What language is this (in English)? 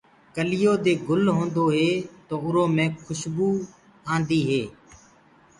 Gurgula